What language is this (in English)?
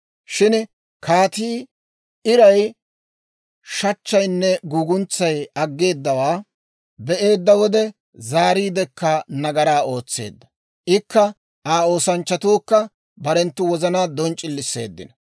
Dawro